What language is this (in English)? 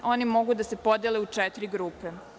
Serbian